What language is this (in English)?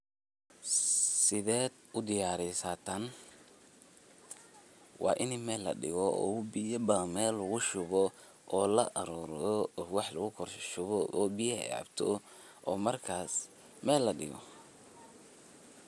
Somali